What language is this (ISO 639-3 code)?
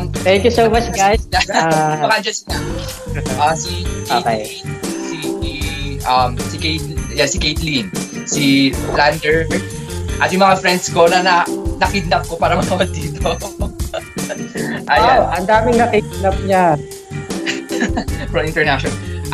fil